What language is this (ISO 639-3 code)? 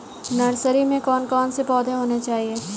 hin